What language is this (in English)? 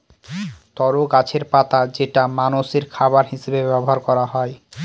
Bangla